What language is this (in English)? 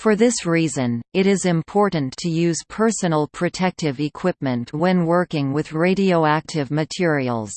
English